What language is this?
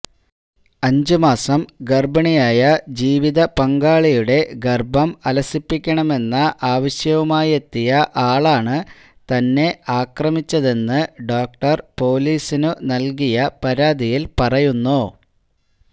Malayalam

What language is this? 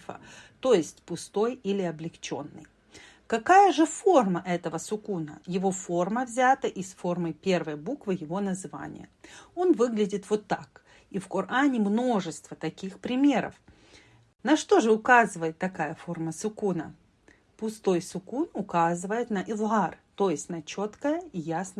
Russian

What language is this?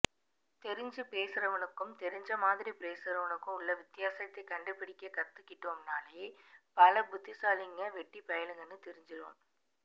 Tamil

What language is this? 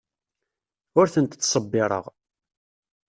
Kabyle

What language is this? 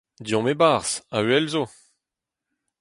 Breton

